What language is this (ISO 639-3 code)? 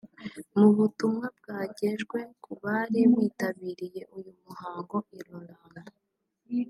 kin